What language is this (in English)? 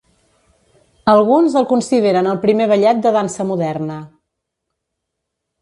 Catalan